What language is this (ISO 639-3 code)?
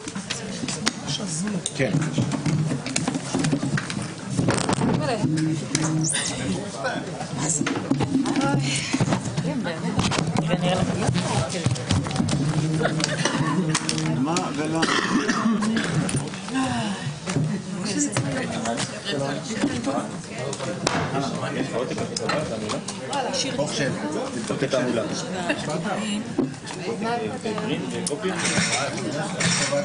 heb